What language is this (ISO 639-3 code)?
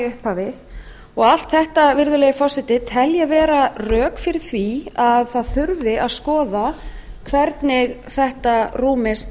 isl